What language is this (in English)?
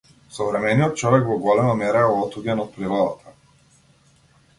Macedonian